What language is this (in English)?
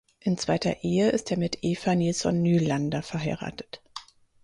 German